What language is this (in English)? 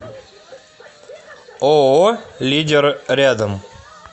Russian